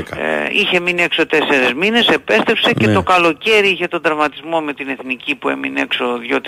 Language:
Greek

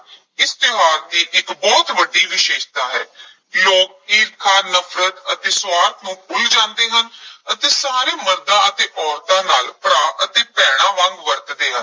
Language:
Punjabi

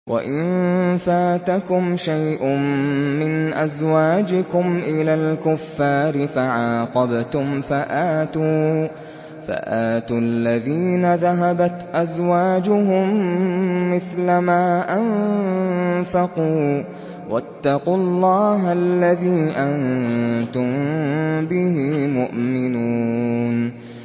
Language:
Arabic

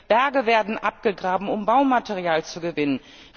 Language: German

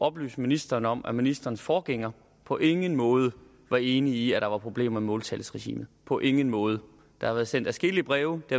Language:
Danish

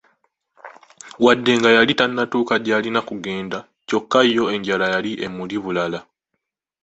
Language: Ganda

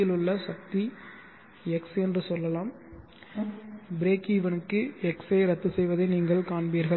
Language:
Tamil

